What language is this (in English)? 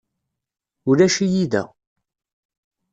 Kabyle